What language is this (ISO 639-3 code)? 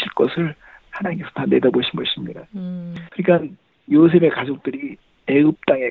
kor